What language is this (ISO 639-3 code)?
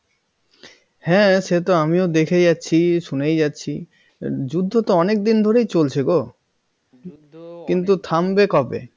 ben